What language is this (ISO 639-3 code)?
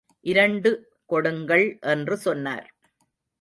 tam